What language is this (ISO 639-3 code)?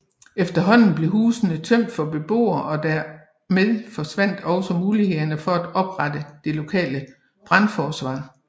dan